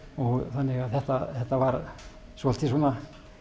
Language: Icelandic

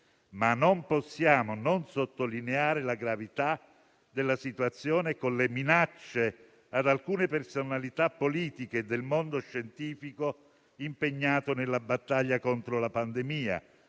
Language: Italian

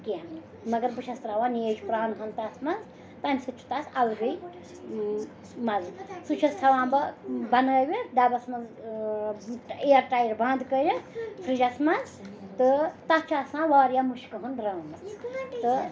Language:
Kashmiri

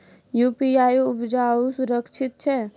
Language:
Maithili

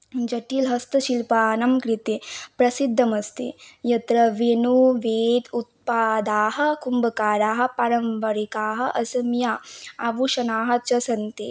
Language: Sanskrit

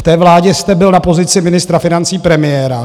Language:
Czech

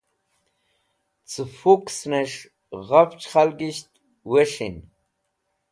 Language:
Wakhi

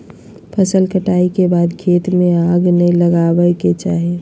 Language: Magahi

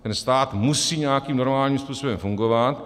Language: Czech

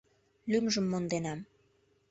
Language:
Mari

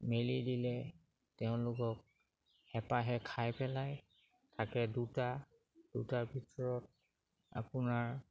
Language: Assamese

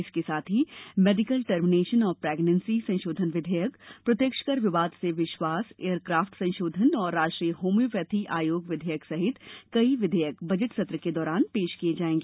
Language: Hindi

